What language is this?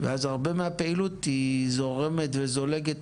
Hebrew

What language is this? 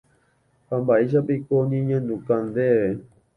Guarani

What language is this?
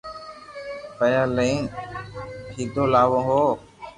Loarki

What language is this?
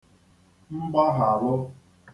Igbo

